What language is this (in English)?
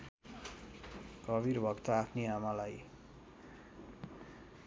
Nepali